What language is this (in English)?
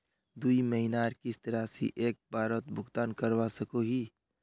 Magahi